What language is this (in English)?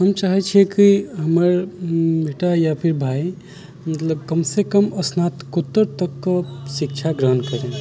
Maithili